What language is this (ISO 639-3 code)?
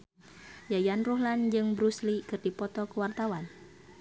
sun